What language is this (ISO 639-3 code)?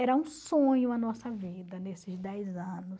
por